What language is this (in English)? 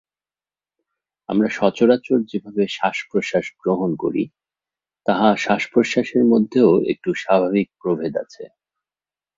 Bangla